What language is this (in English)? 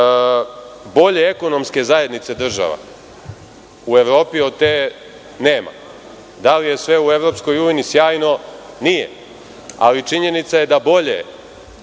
Serbian